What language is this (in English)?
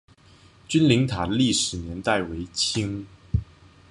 Chinese